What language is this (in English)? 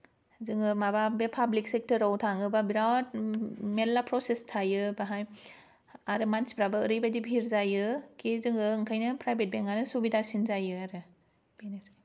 Bodo